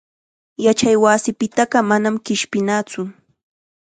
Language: Chiquián Ancash Quechua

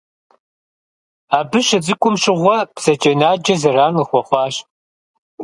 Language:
Kabardian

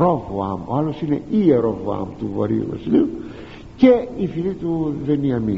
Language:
Greek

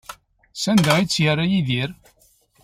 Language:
Kabyle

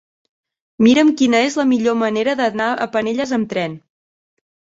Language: Catalan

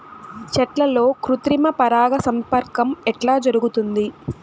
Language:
Telugu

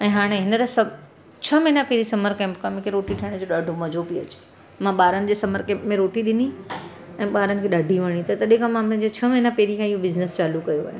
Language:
Sindhi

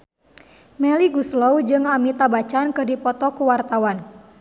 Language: Sundanese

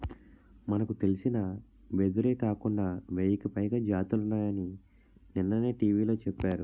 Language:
Telugu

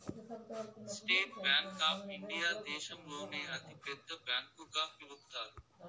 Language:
Telugu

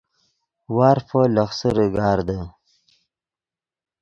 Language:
Yidgha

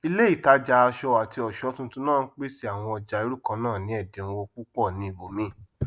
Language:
Yoruba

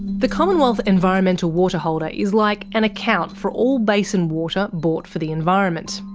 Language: English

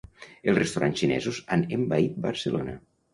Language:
Catalan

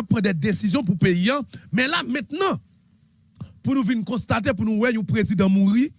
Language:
French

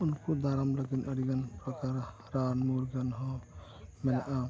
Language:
Santali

